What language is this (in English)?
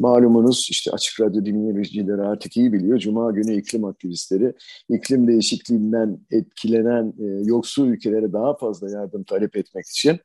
Turkish